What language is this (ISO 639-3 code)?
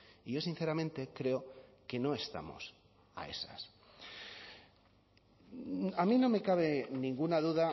spa